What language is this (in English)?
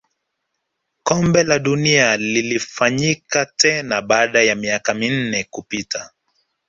Swahili